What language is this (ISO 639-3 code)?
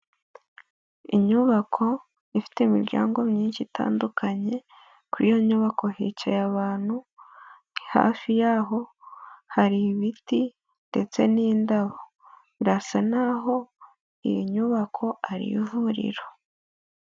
kin